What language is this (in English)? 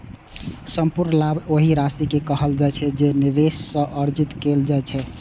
Maithili